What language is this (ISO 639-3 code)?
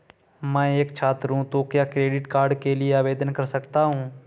hin